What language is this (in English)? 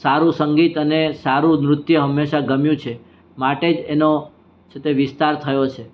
Gujarati